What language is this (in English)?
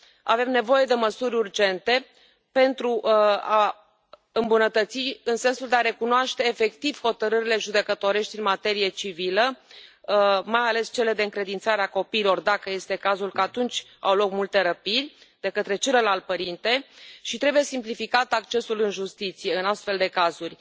Romanian